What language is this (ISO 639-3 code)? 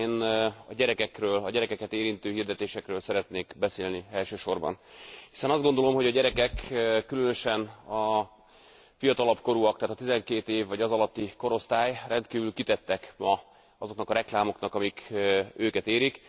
hun